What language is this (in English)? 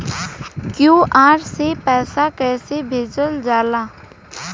Bhojpuri